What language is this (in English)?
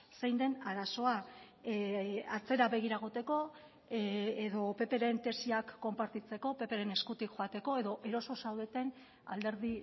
Basque